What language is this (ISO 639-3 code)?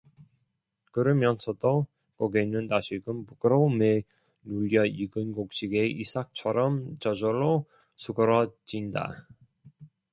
kor